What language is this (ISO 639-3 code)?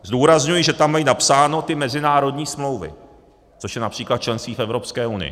ces